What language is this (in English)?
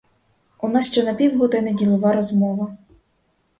Ukrainian